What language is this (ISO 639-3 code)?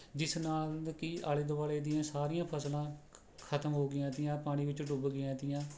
pan